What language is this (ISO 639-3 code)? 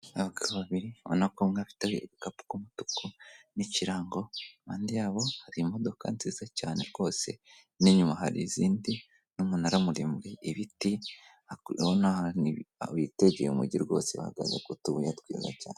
kin